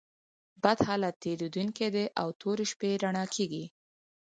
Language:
Pashto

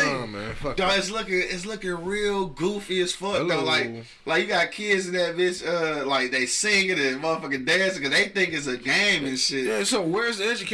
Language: English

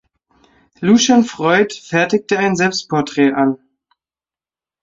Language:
German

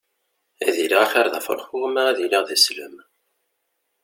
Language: Kabyle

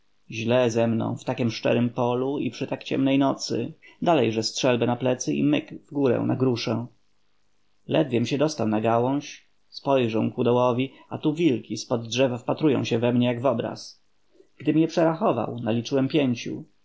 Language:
Polish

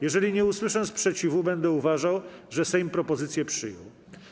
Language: Polish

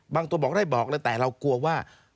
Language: Thai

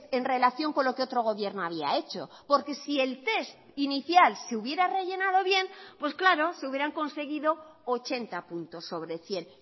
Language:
Spanish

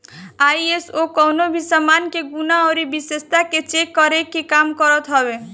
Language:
Bhojpuri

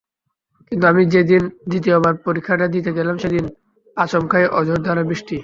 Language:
Bangla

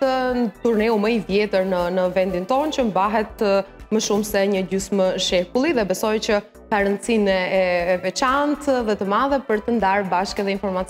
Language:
Romanian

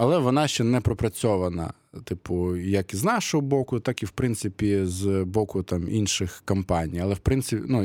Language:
Ukrainian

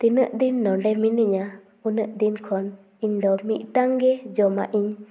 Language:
Santali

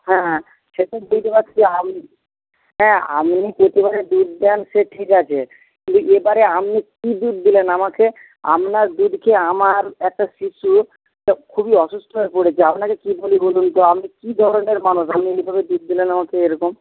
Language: Bangla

